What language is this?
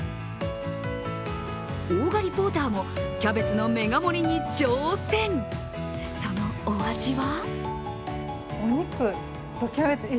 Japanese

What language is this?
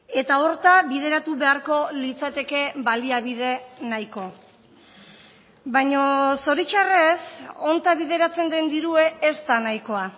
Basque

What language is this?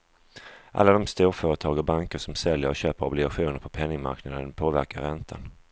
Swedish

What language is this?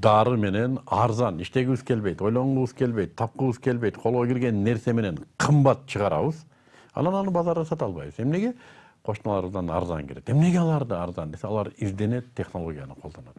Kyrgyz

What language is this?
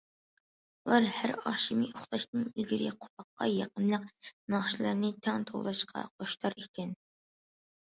Uyghur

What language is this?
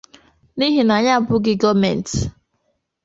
Igbo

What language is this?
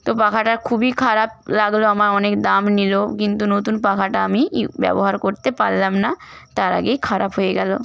Bangla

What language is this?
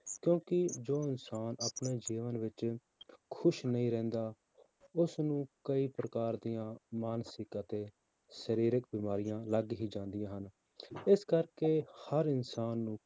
Punjabi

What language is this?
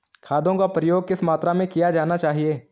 Hindi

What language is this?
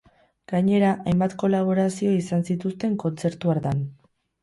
Basque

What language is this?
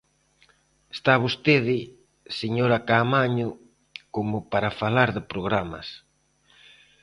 Galician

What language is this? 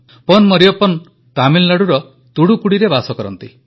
Odia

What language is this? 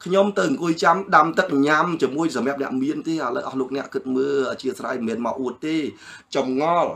Thai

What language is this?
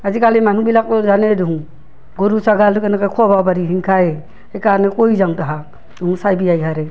Assamese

